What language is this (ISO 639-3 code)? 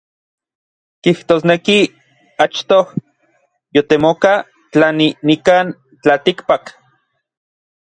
nlv